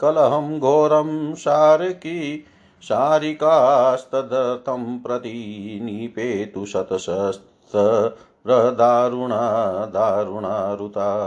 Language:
Hindi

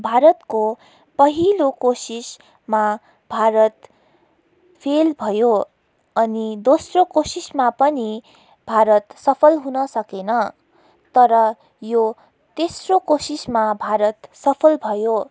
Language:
Nepali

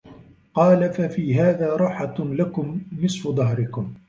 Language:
Arabic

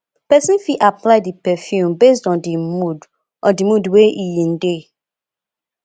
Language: Nigerian Pidgin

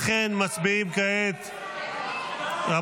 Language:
Hebrew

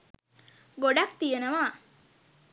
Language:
Sinhala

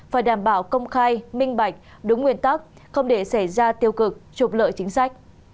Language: Vietnamese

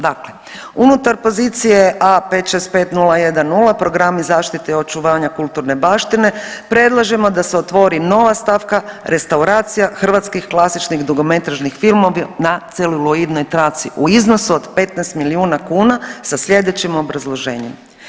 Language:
Croatian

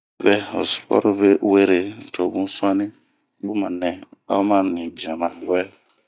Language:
Bomu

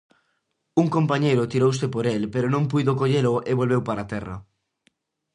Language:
Galician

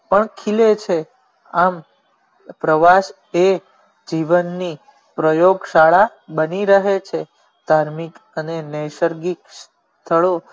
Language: Gujarati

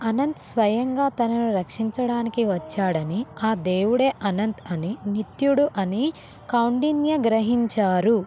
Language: Telugu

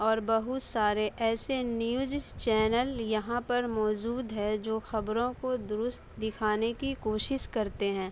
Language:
Urdu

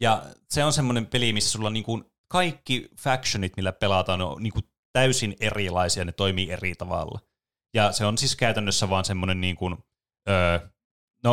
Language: Finnish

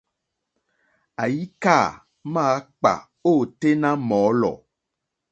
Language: Mokpwe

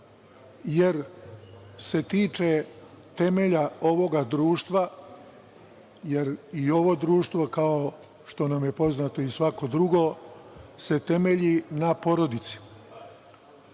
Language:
Serbian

